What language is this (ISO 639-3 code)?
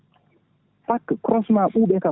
ful